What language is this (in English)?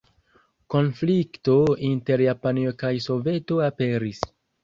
Esperanto